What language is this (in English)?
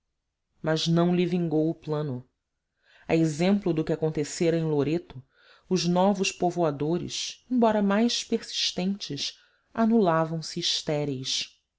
Portuguese